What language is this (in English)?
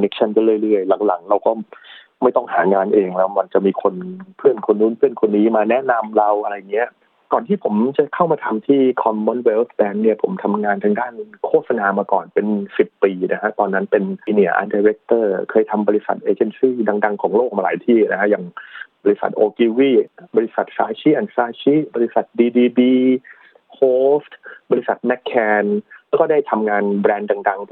Thai